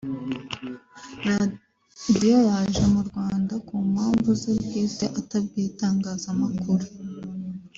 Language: Kinyarwanda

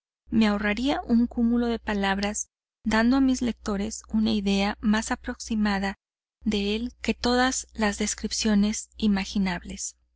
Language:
Spanish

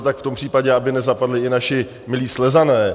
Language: Czech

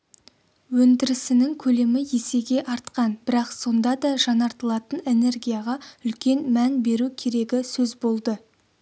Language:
Kazakh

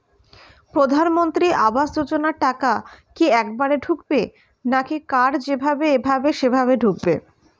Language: Bangla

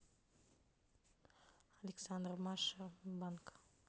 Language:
Russian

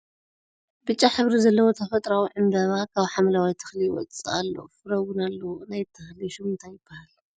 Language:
Tigrinya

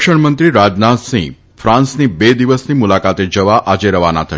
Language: Gujarati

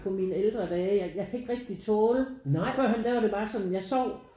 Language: Danish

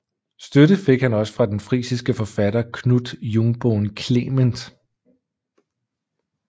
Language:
Danish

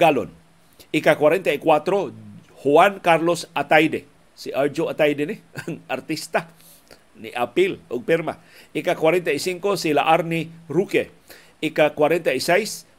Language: Filipino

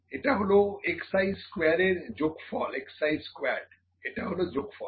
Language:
Bangla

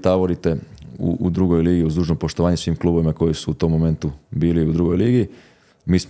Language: Croatian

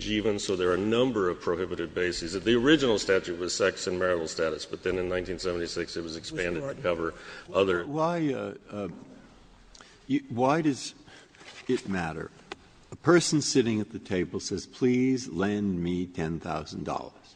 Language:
English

